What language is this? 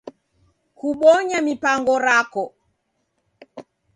Taita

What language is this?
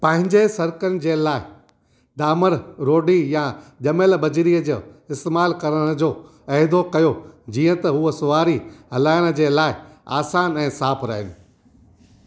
Sindhi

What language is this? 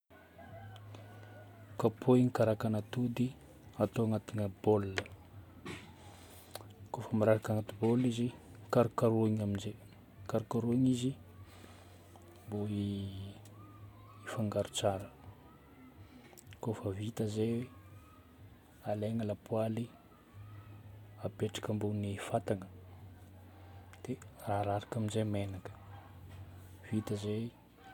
Northern Betsimisaraka Malagasy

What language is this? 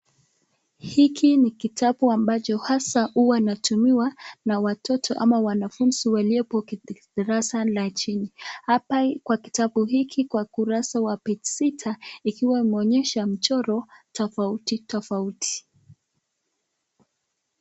Swahili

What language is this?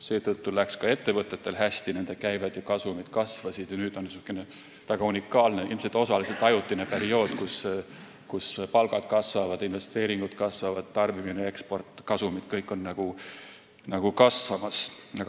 Estonian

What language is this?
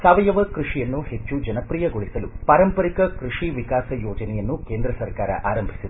Kannada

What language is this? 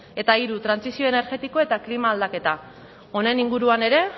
Basque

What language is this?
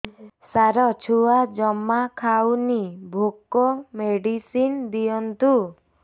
Odia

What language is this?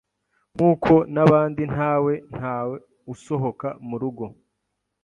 Kinyarwanda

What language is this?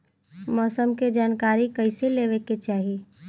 Bhojpuri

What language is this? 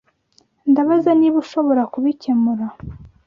Kinyarwanda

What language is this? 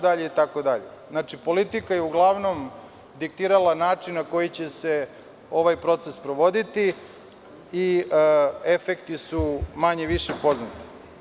Serbian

